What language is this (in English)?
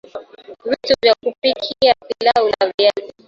Swahili